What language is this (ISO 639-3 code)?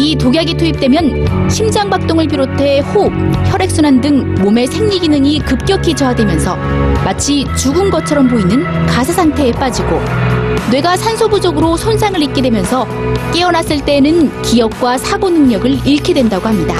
kor